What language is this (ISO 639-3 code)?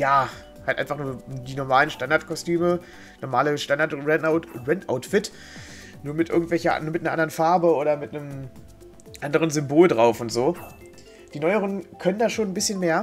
deu